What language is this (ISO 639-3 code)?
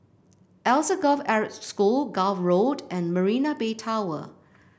eng